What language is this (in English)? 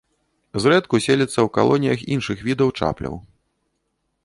Belarusian